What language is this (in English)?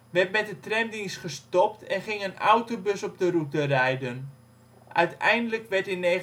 Dutch